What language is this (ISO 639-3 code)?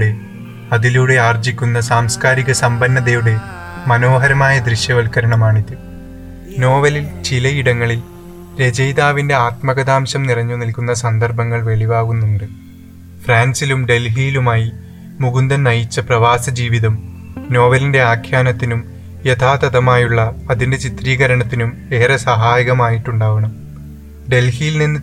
mal